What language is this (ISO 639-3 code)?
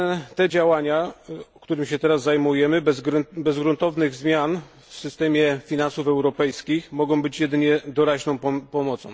pol